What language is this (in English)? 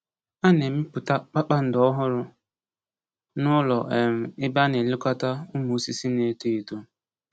Igbo